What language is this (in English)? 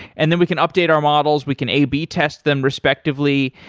English